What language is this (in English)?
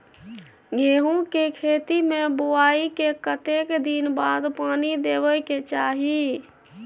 Maithili